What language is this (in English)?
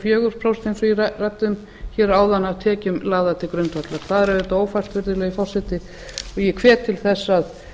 Icelandic